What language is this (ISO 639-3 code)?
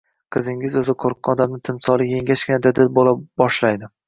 uzb